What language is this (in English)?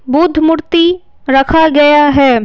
Hindi